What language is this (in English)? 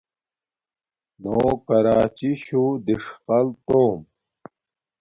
Domaaki